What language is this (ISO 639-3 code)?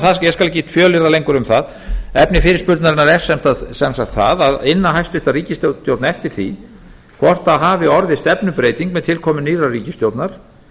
isl